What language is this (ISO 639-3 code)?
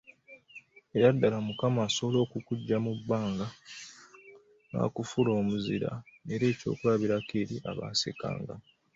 lug